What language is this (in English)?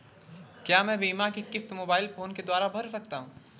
Hindi